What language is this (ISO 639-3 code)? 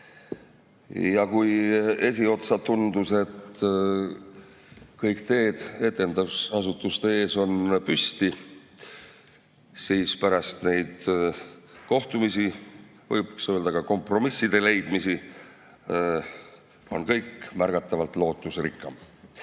est